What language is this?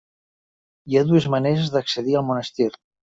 Catalan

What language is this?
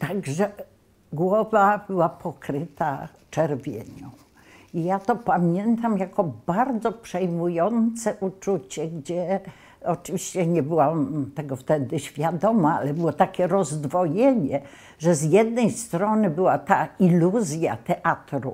Polish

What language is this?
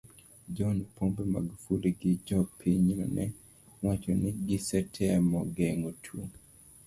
Luo (Kenya and Tanzania)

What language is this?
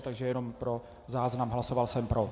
Czech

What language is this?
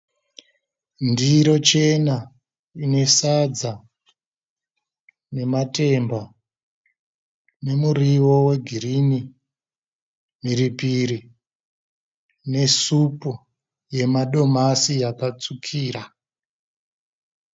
Shona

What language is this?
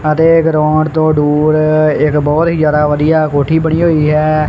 Punjabi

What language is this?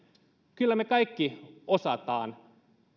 Finnish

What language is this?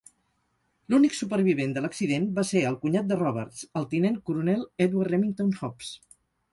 Catalan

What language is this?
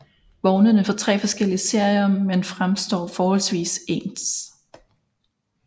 Danish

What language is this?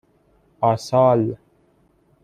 Persian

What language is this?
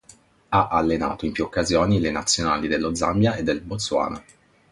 Italian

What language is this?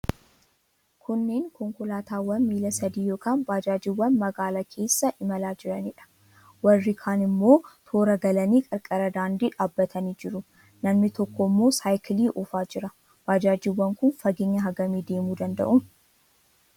Oromo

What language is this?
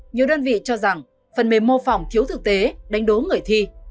Vietnamese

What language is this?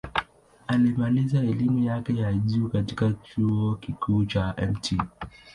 Swahili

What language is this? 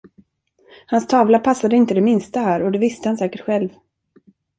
Swedish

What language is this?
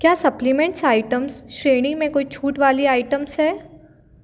Hindi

